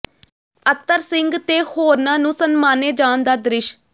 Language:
Punjabi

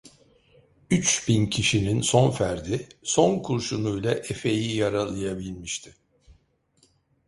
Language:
Turkish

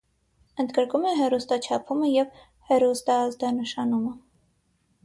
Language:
Armenian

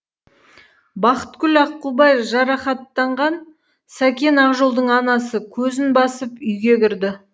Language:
Kazakh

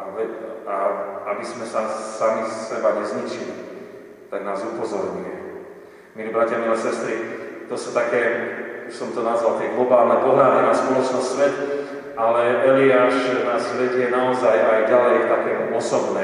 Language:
Slovak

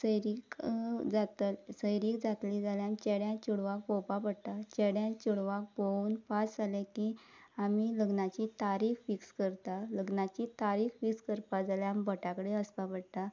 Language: Konkani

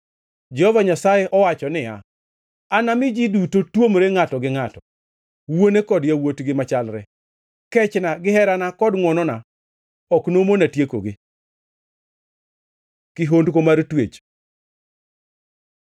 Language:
Luo (Kenya and Tanzania)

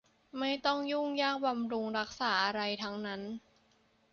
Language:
Thai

